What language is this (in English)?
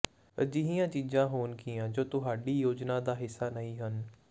Punjabi